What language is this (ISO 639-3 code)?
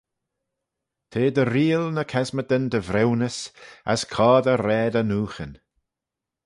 glv